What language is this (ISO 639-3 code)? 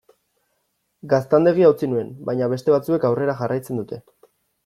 eus